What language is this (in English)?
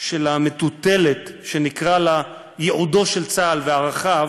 Hebrew